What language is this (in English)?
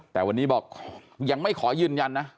Thai